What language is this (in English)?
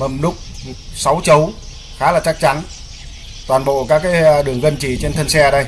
Vietnamese